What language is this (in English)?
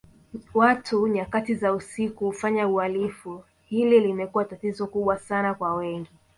Swahili